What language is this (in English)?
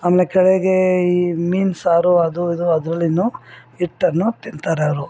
Kannada